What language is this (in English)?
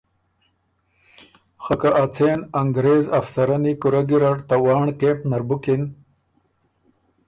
Ormuri